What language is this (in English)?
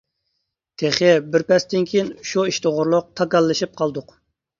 Uyghur